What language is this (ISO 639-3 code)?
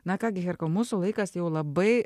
lit